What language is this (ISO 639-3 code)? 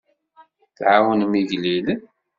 kab